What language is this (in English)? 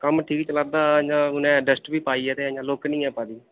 Dogri